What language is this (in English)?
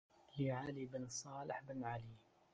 Arabic